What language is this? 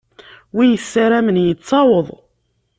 Kabyle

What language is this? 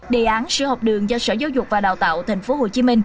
Vietnamese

